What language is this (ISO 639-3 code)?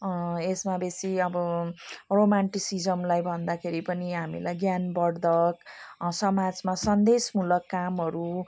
nep